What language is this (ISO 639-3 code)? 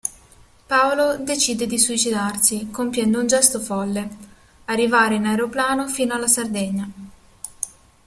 ita